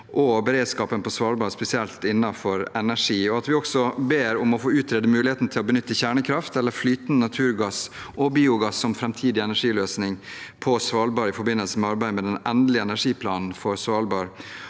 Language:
Norwegian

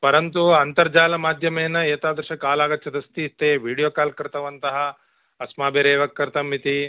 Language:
Sanskrit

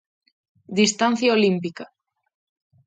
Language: Galician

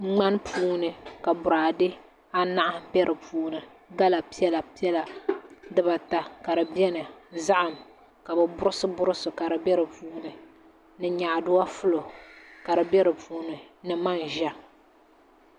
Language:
Dagbani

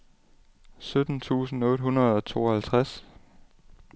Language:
Danish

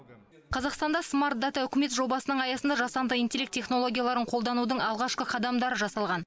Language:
Kazakh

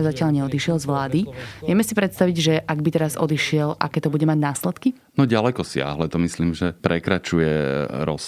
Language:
Slovak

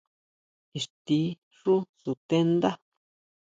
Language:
Huautla Mazatec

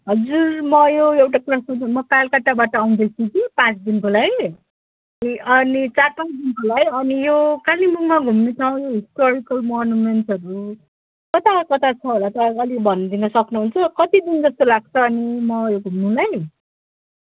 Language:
Nepali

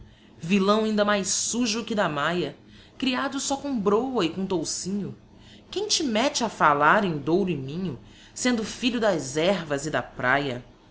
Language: Portuguese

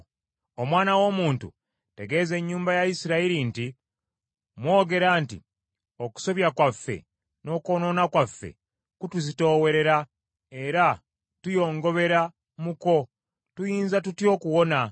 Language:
Ganda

